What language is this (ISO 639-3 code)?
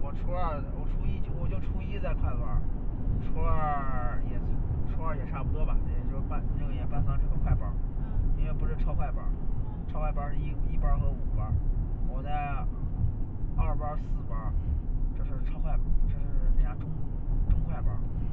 zho